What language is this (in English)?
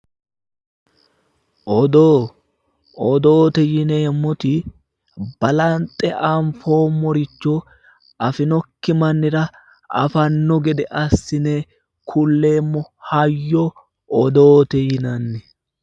Sidamo